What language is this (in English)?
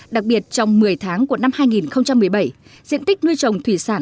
Vietnamese